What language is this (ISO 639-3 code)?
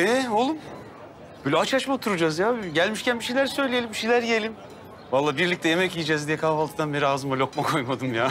tur